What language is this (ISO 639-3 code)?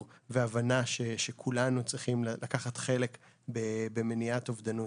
heb